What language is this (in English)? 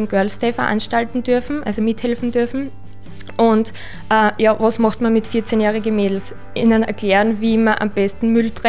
German